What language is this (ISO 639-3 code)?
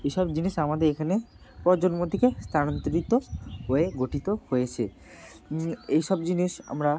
ben